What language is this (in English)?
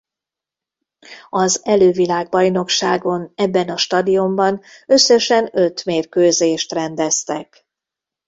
Hungarian